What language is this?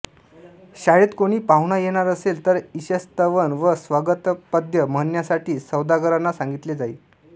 Marathi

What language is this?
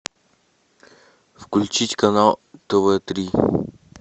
Russian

